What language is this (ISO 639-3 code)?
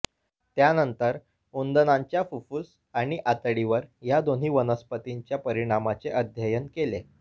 mar